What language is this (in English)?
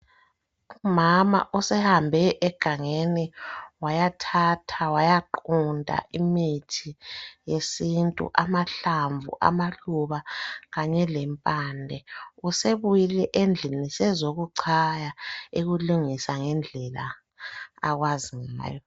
North Ndebele